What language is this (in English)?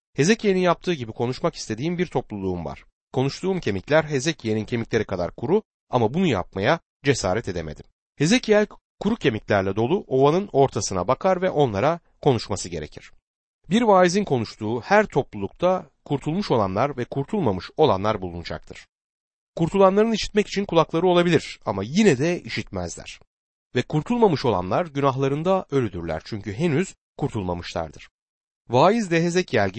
Turkish